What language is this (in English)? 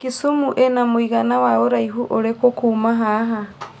Kikuyu